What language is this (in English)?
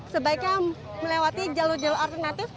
Indonesian